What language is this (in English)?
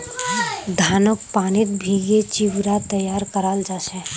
Magahi